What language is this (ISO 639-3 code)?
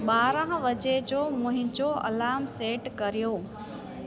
snd